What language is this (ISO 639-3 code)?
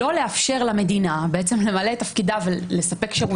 heb